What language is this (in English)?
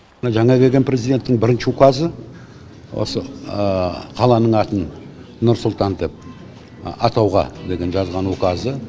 Kazakh